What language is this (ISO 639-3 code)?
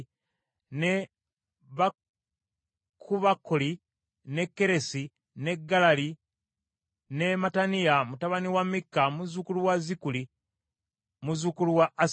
lug